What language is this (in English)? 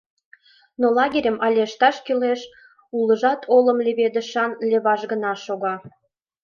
Mari